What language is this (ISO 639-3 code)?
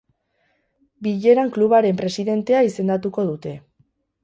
eus